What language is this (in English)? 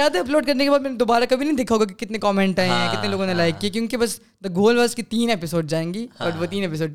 Urdu